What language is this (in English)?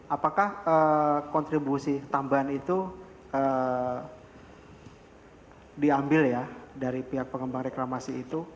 Indonesian